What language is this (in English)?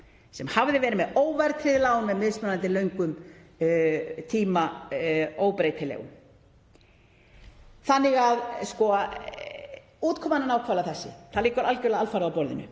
Icelandic